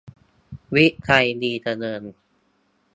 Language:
Thai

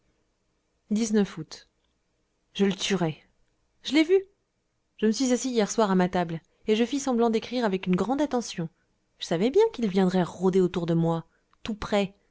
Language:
French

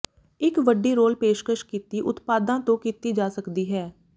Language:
Punjabi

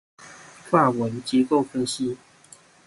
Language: Chinese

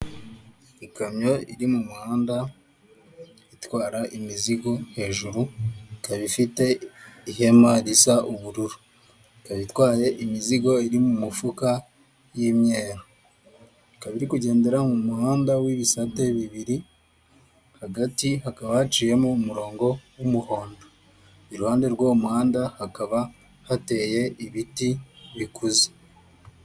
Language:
Kinyarwanda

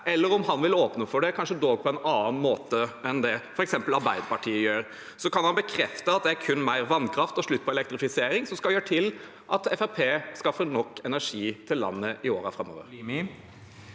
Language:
Norwegian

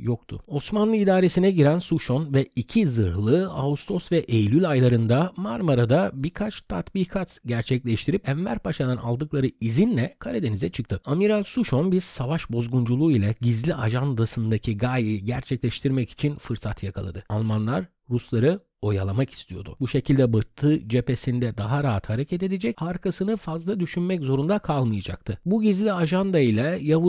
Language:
Turkish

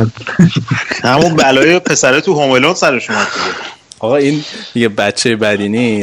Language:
Persian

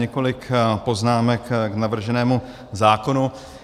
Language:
Czech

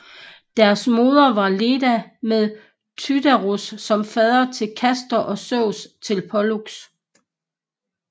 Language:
Danish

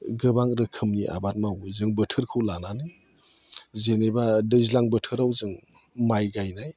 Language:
Bodo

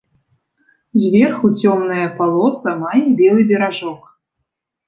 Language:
Belarusian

